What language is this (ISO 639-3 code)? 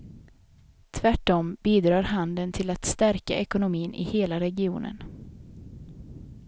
swe